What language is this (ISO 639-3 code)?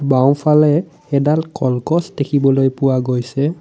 asm